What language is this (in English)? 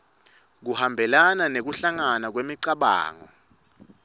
Swati